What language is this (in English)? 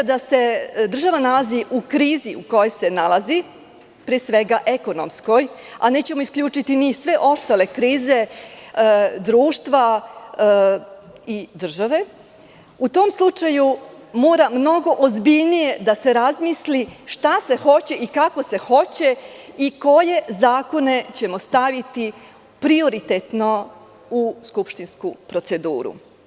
Serbian